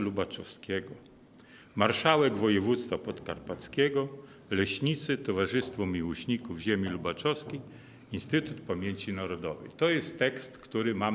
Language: Polish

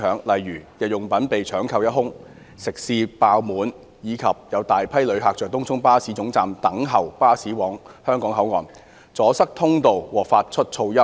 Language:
Cantonese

